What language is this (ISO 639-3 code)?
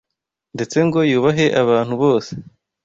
kin